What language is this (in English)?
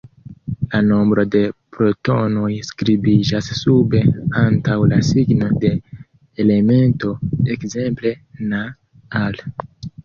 Esperanto